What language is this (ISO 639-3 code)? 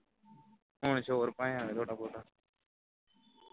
pan